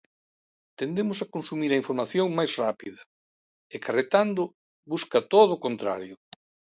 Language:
Galician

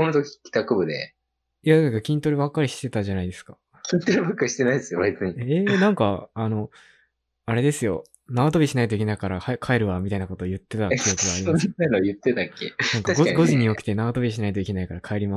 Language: Japanese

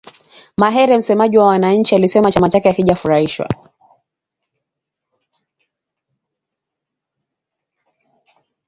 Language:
Swahili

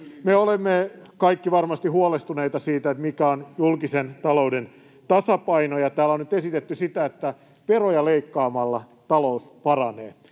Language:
Finnish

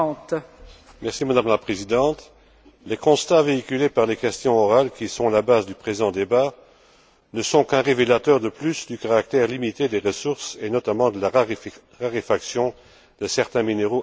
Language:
French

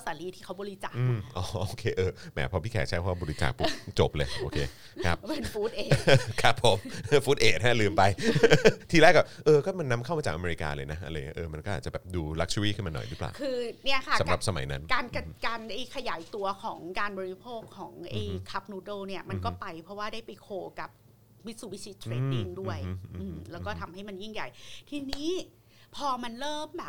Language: Thai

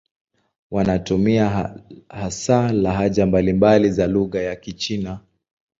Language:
Swahili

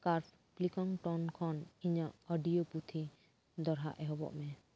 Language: Santali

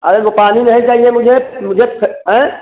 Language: Hindi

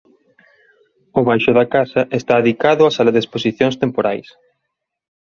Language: Galician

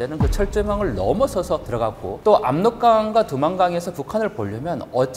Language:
Korean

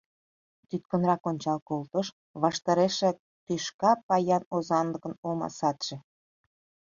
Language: Mari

